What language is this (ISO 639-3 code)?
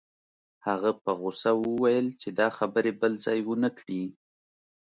pus